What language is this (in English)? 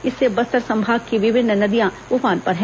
Hindi